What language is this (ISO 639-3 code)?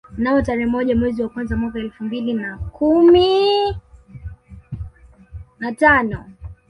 swa